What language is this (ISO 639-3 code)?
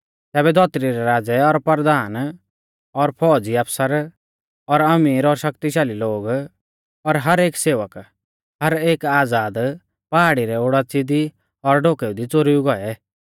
bfz